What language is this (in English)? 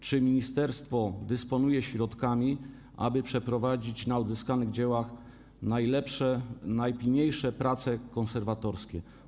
Polish